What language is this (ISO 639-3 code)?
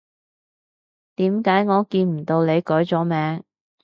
yue